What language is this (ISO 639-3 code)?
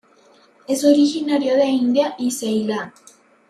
spa